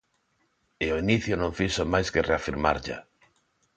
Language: Galician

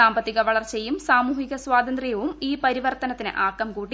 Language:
Malayalam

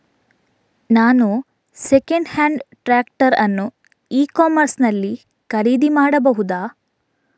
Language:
Kannada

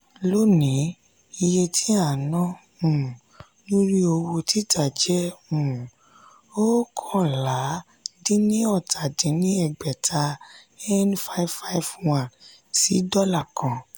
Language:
Yoruba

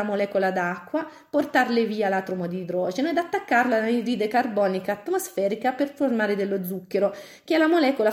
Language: Italian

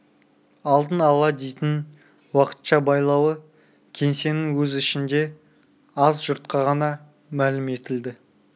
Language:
Kazakh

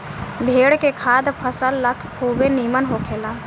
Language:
Bhojpuri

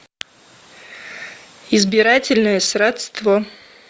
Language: Russian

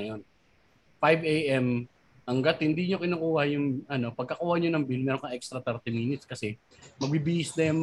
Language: Filipino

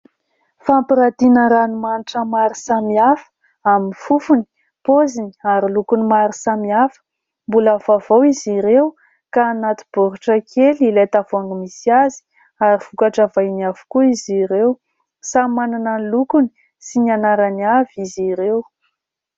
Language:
Malagasy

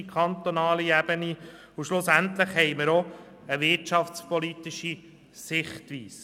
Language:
Swiss German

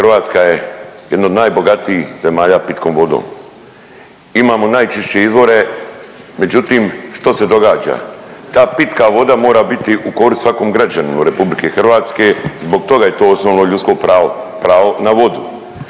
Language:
Croatian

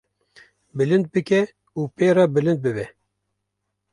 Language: Kurdish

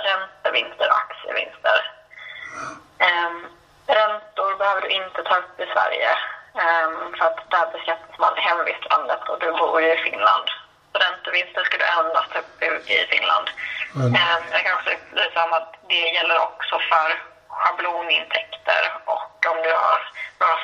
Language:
Swedish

